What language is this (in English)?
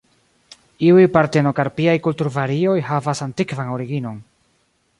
Esperanto